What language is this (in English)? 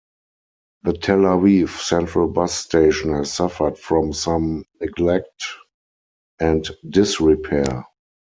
English